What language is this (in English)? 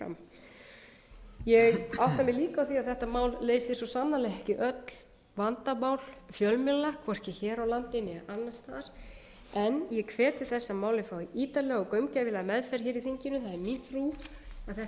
Icelandic